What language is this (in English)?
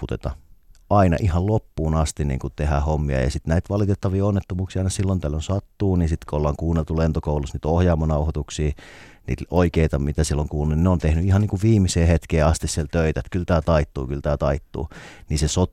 Finnish